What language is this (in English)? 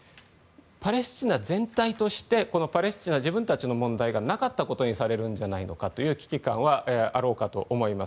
Japanese